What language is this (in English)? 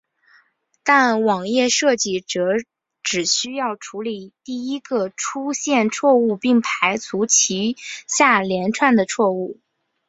Chinese